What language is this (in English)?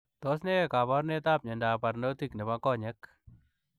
Kalenjin